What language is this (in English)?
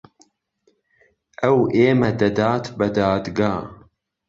Central Kurdish